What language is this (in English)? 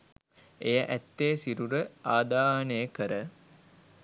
Sinhala